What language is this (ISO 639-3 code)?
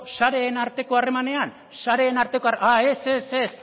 eus